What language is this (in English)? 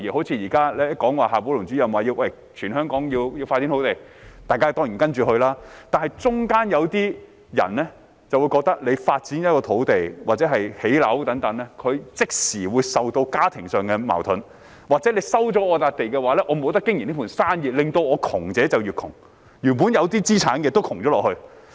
Cantonese